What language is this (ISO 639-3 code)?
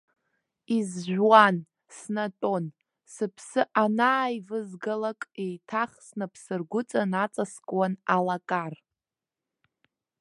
abk